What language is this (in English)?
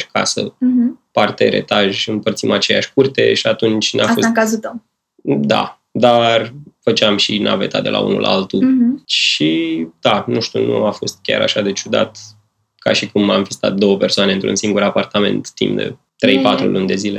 Romanian